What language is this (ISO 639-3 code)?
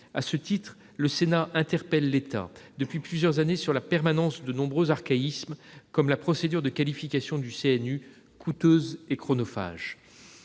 fra